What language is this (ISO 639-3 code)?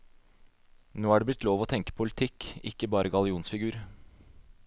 nor